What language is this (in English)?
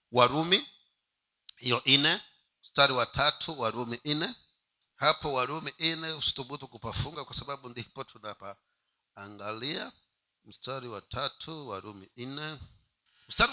Swahili